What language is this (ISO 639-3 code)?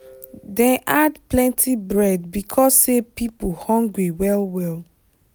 pcm